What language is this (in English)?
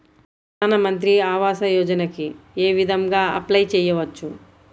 Telugu